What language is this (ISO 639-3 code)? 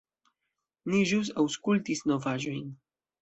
epo